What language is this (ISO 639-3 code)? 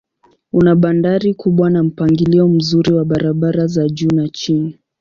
swa